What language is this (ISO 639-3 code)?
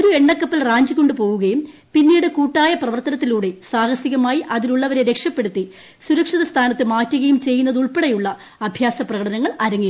mal